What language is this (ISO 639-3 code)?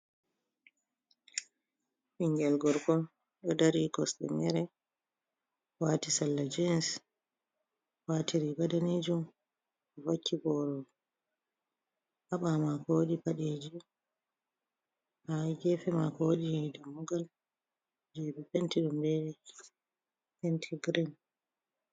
ful